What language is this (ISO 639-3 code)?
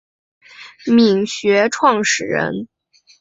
zho